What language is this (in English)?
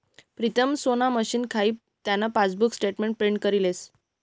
Marathi